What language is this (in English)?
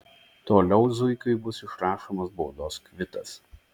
Lithuanian